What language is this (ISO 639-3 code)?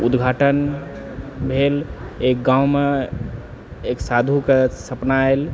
mai